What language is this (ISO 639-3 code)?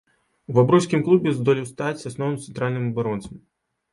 bel